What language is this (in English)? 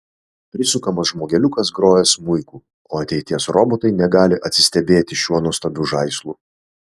Lithuanian